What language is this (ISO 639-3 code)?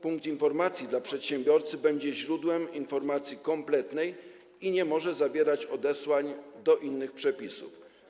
pol